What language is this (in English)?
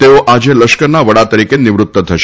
Gujarati